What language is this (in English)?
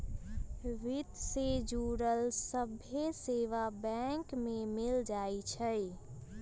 Magahi